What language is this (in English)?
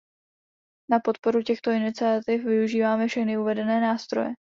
Czech